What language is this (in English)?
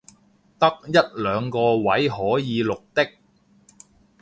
Cantonese